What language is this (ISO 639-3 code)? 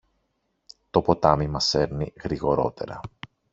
ell